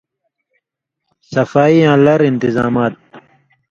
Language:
Indus Kohistani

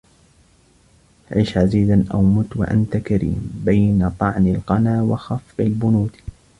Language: Arabic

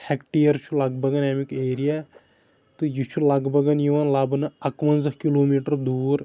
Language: Kashmiri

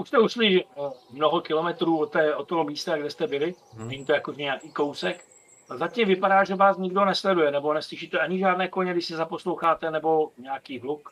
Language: Czech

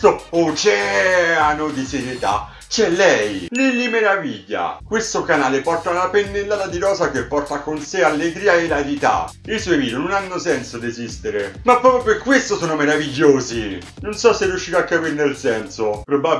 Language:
Italian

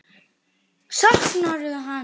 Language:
Icelandic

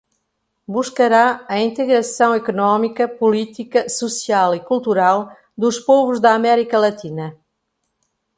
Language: Portuguese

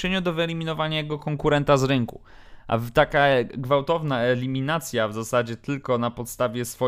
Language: Polish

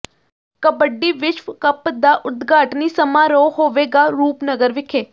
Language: Punjabi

